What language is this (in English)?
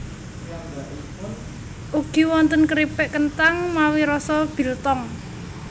Javanese